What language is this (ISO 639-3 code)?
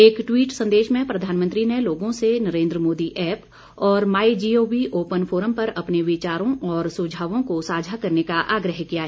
hin